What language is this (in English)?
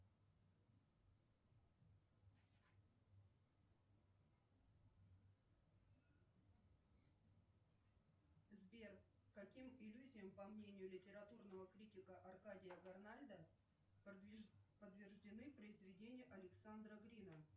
Russian